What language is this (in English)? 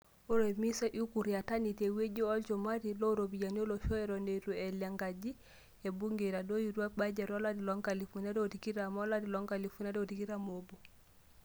Masai